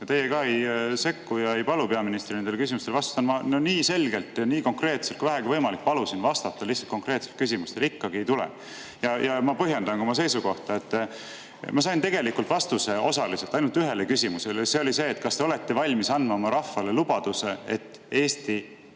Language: Estonian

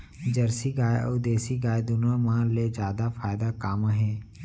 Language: Chhattisgarhi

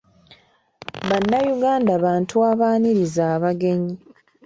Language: Ganda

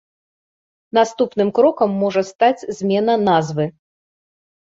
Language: Belarusian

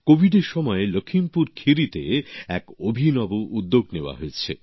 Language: Bangla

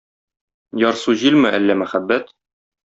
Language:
Tatar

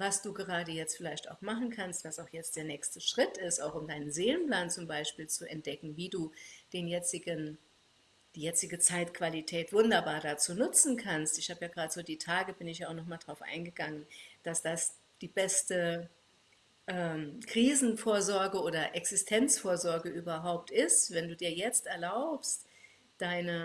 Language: German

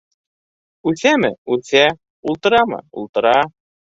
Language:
Bashkir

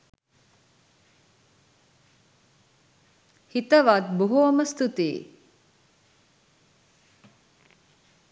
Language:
Sinhala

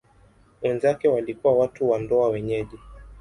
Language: Swahili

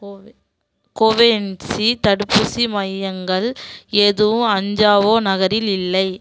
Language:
Tamil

